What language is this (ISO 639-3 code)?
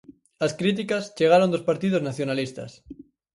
glg